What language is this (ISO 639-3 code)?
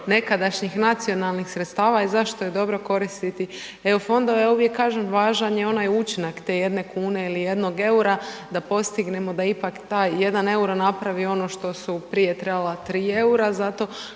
hrv